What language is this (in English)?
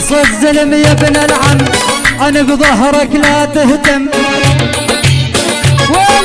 Arabic